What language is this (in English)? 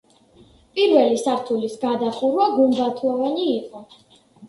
Georgian